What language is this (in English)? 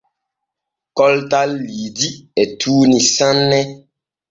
Borgu Fulfulde